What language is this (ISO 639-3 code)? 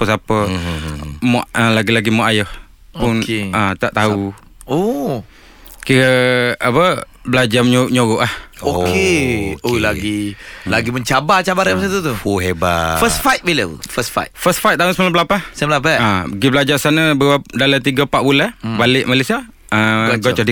msa